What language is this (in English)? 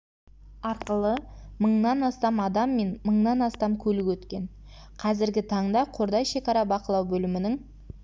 Kazakh